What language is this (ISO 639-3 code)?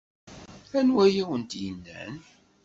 kab